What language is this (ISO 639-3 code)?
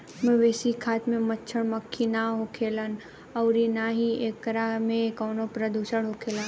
bho